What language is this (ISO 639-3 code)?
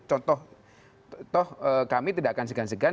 ind